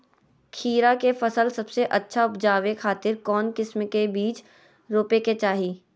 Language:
Magahi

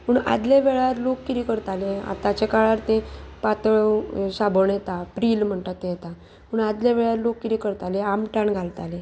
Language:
Konkani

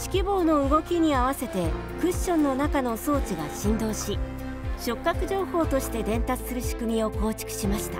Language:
Japanese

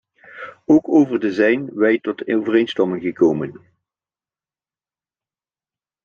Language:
Dutch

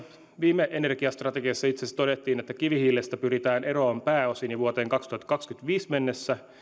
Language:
Finnish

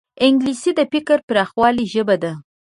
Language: Pashto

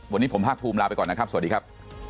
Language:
Thai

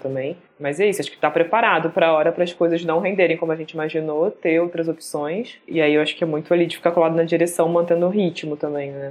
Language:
Portuguese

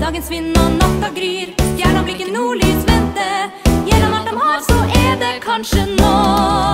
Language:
Norwegian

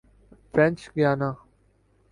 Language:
Urdu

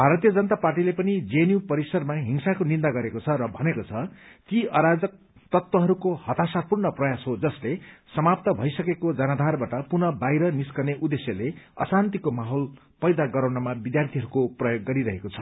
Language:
Nepali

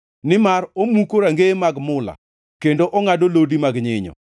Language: Luo (Kenya and Tanzania)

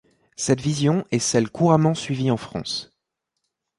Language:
French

